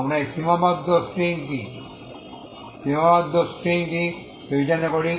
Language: Bangla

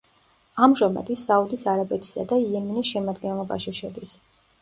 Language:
Georgian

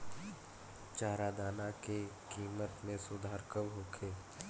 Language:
Bhojpuri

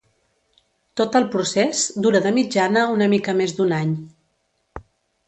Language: Catalan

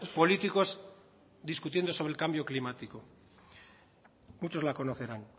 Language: Spanish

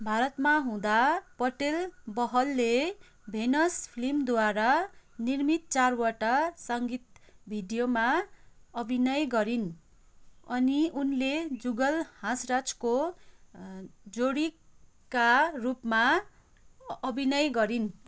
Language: Nepali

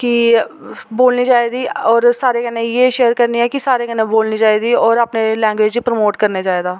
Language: Dogri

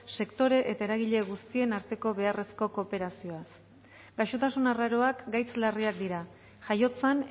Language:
Basque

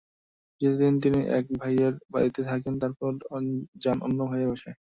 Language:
Bangla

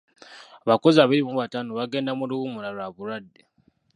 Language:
Ganda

